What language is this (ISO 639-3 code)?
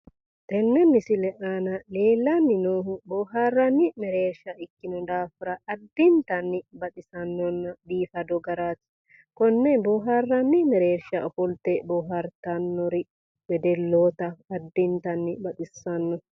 sid